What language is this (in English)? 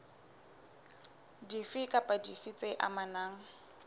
Southern Sotho